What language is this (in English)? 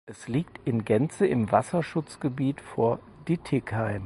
German